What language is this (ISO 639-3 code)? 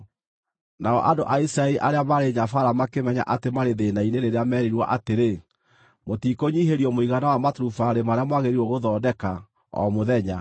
kik